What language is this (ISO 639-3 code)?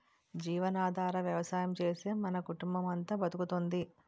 tel